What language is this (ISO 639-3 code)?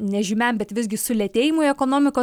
lit